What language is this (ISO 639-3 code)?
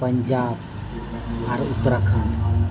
sat